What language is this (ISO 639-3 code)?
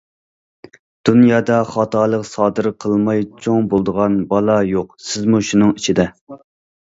uig